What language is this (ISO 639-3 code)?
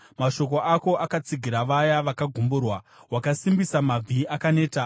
sna